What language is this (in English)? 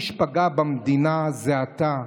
Hebrew